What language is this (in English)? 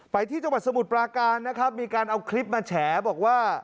Thai